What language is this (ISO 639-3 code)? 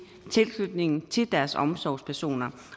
dan